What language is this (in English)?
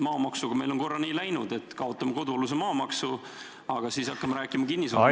Estonian